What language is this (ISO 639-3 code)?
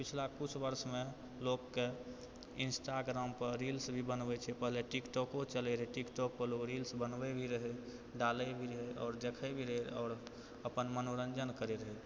mai